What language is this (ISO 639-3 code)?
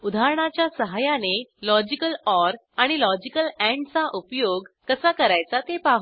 mar